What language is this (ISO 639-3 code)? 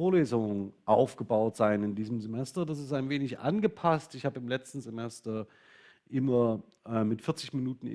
deu